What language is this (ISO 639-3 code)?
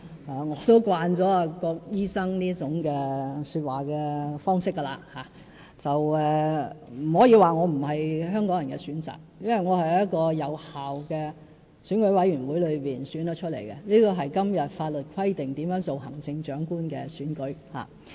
yue